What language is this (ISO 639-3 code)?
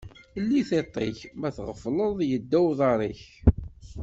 kab